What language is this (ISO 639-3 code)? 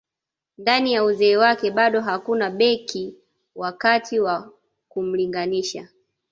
swa